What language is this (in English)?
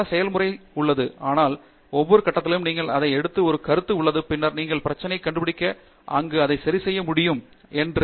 Tamil